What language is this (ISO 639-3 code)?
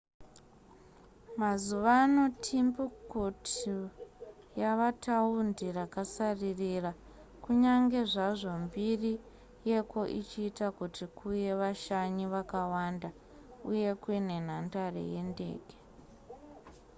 sna